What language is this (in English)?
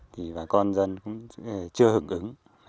Vietnamese